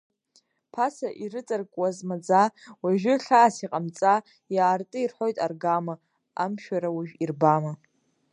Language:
Abkhazian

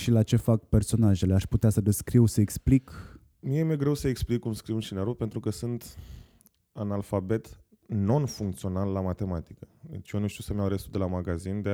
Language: Romanian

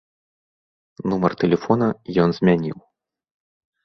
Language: Belarusian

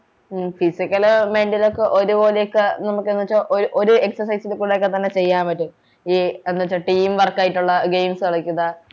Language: Malayalam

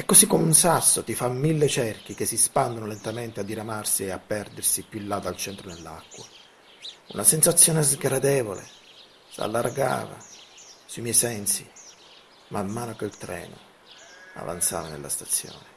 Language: Italian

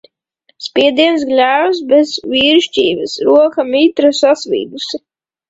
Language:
Latvian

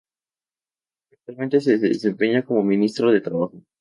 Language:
Spanish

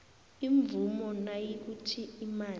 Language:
South Ndebele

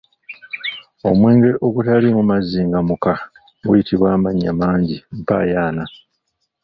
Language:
Ganda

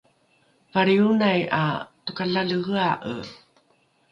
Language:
Rukai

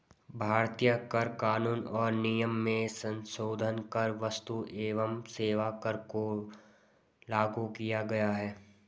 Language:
Hindi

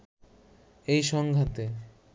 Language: Bangla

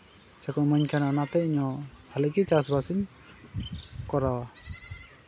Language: Santali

